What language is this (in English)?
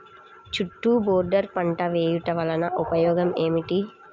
Telugu